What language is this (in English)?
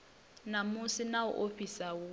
Venda